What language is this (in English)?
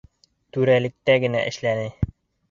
Bashkir